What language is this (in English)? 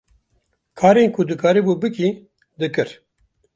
Kurdish